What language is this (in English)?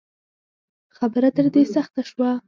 Pashto